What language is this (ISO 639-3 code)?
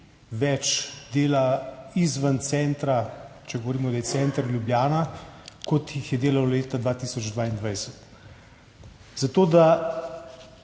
slv